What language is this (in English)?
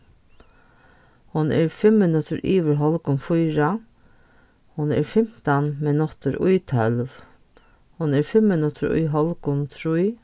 Faroese